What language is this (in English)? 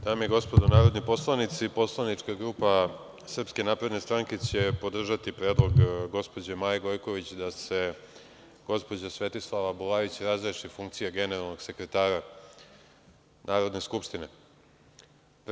Serbian